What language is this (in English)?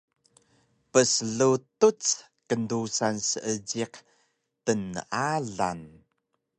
Taroko